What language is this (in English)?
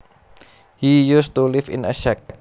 Javanese